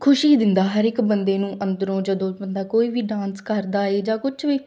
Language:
Punjabi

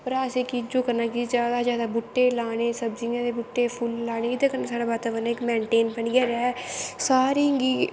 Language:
Dogri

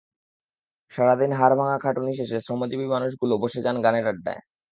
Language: Bangla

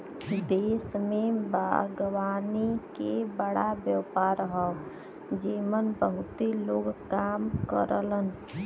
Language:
Bhojpuri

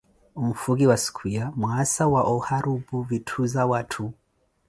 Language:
Koti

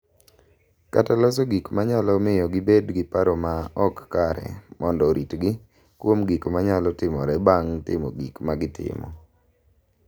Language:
Luo (Kenya and Tanzania)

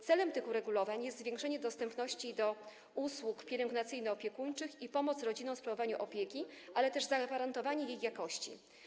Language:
Polish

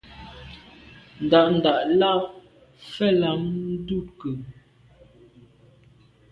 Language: Medumba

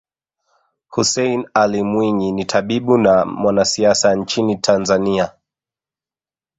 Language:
Swahili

